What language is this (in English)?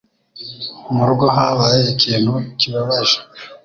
Kinyarwanda